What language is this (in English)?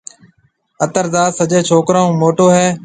Marwari (Pakistan)